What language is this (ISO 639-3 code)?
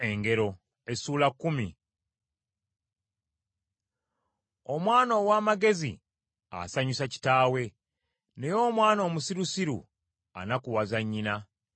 lug